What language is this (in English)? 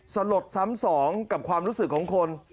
Thai